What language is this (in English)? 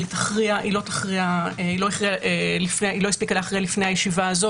Hebrew